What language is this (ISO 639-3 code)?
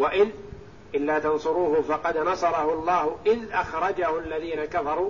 ara